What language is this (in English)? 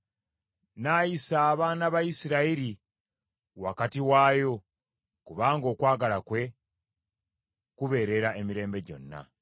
Ganda